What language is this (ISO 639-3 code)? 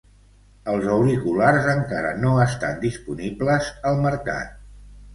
cat